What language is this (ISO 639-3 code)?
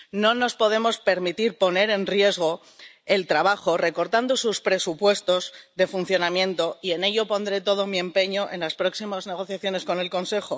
spa